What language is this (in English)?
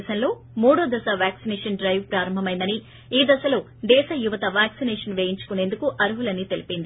Telugu